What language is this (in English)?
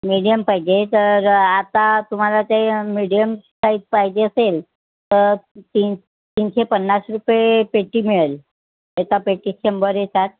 Marathi